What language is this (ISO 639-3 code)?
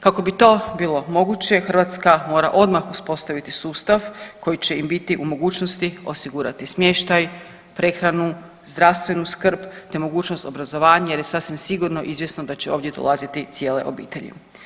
hrv